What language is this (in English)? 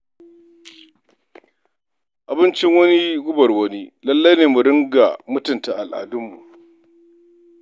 Hausa